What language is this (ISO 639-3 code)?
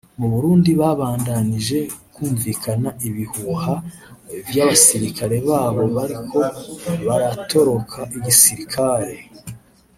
kin